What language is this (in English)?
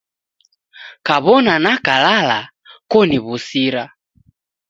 Taita